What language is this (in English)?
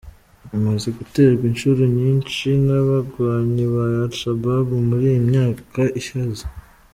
Kinyarwanda